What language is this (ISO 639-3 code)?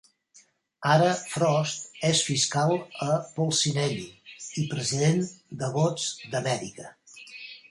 cat